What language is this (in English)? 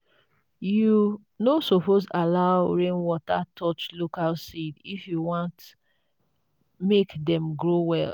Nigerian Pidgin